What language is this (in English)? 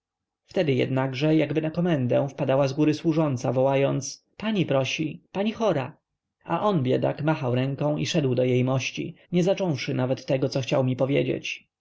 Polish